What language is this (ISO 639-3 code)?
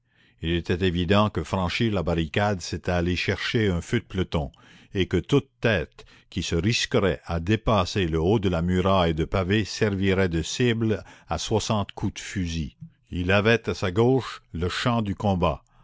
fra